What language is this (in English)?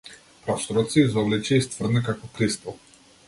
Macedonian